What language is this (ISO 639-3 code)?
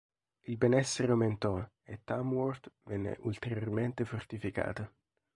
ita